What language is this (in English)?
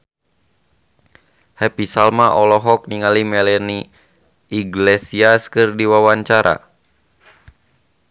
Sundanese